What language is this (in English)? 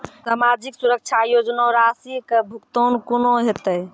Maithili